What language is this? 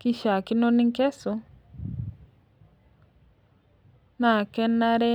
Masai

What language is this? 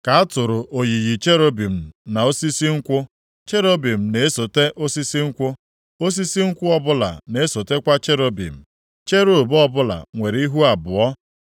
Igbo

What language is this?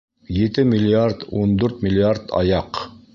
Bashkir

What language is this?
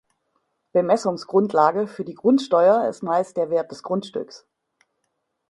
German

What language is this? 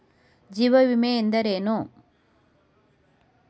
Kannada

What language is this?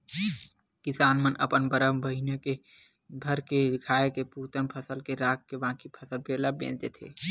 Chhattisgarhi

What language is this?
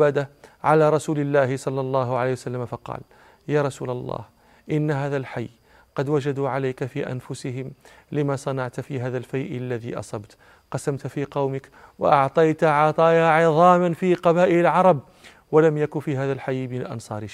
Arabic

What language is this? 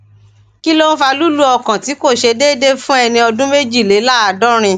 Yoruba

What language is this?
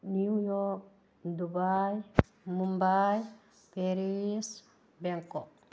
Manipuri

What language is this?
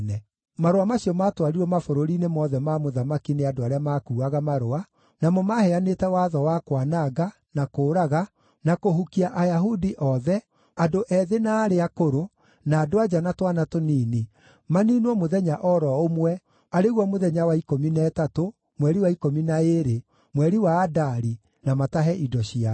Kikuyu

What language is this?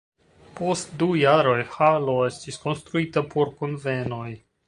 Esperanto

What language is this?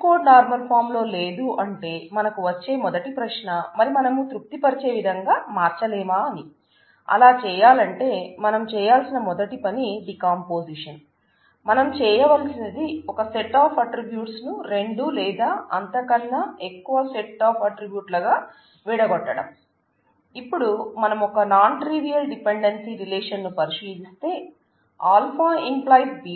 Telugu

